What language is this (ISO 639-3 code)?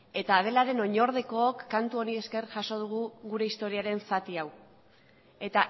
eus